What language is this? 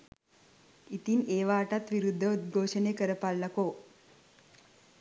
Sinhala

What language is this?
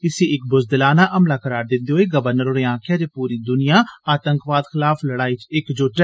Dogri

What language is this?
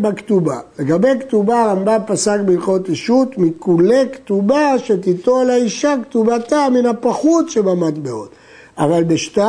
Hebrew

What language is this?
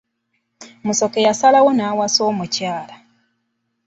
Ganda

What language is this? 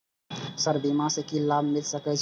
Maithili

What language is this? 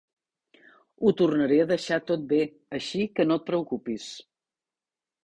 Catalan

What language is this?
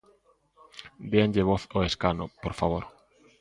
Galician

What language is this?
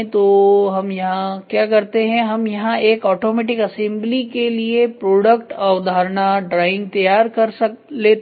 Hindi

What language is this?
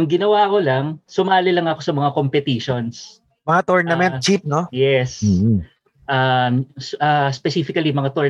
Filipino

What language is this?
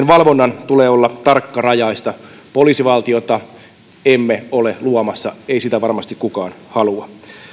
Finnish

